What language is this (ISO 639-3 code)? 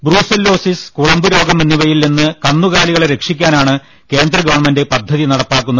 mal